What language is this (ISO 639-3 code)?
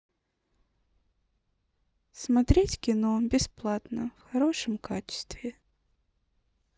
rus